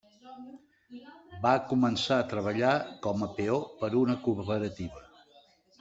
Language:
Catalan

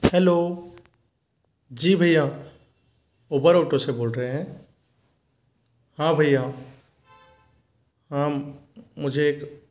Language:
Hindi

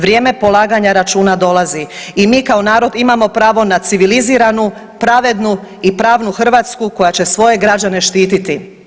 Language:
Croatian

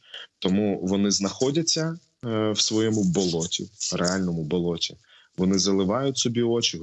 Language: Ukrainian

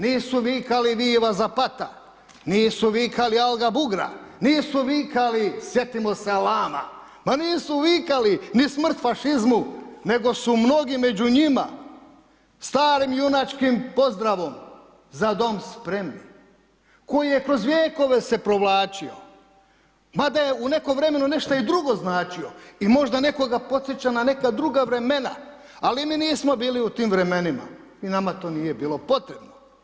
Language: Croatian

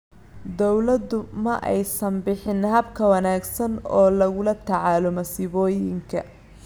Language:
Somali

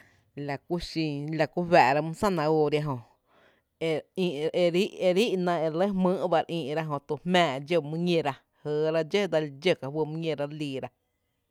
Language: Tepinapa Chinantec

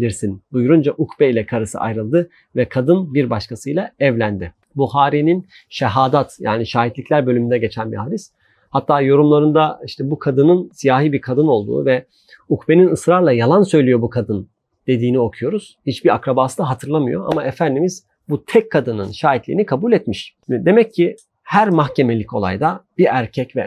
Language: Turkish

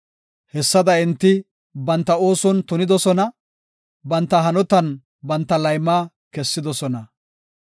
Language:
Gofa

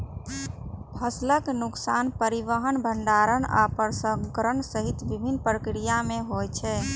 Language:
Maithili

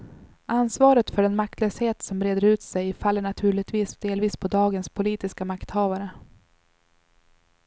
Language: Swedish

